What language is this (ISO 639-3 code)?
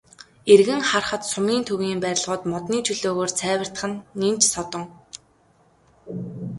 mon